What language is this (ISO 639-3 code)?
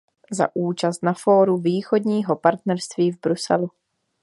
ces